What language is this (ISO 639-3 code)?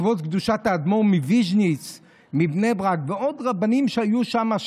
heb